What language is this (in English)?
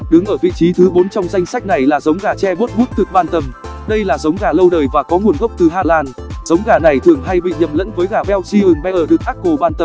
Vietnamese